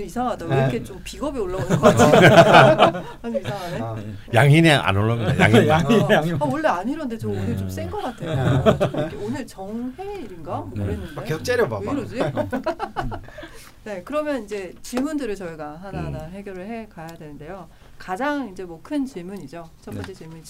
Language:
Korean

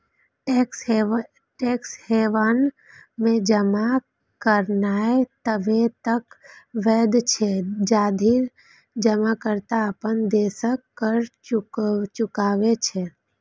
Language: Maithili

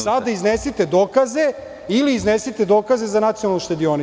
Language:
Serbian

